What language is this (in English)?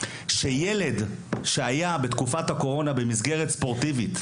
Hebrew